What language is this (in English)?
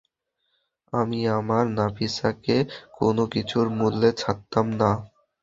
Bangla